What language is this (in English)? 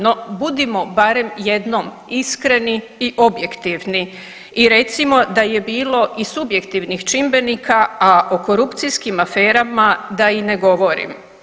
Croatian